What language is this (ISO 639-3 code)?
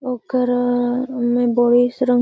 mag